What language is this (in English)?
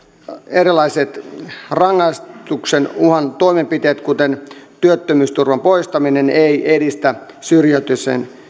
Finnish